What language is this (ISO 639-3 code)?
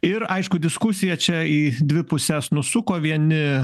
lit